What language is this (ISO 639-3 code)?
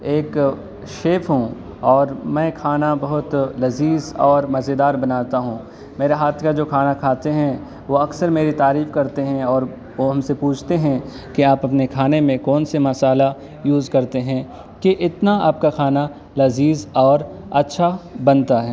urd